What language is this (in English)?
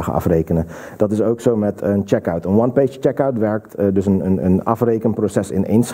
Dutch